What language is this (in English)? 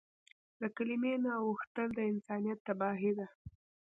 Pashto